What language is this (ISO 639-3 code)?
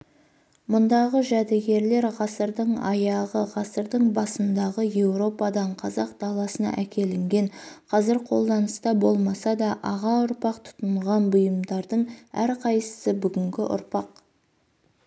kaz